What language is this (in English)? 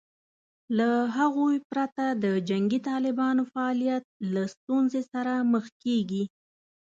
Pashto